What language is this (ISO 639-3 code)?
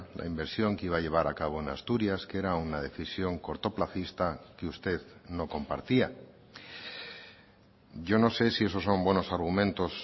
spa